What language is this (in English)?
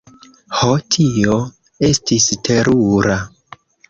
Esperanto